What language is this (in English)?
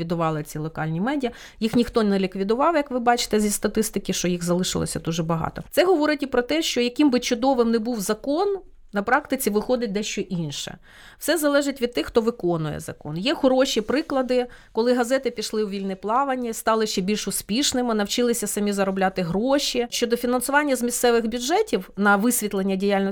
Ukrainian